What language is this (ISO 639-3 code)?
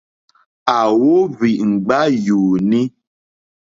bri